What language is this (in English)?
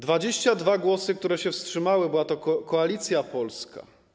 Polish